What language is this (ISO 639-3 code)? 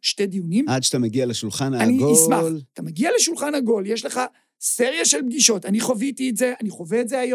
heb